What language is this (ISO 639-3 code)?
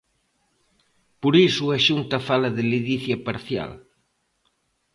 glg